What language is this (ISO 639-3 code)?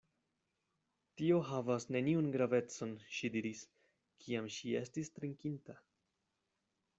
epo